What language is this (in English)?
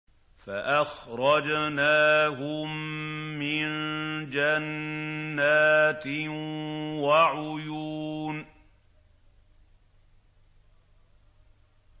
Arabic